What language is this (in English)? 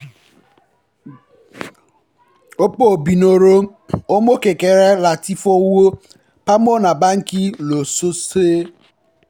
Yoruba